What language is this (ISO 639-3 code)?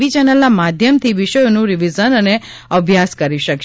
guj